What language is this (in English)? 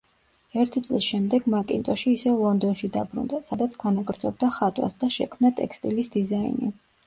Georgian